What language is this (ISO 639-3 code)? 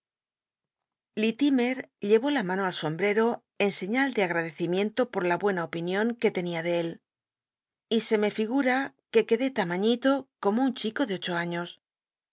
spa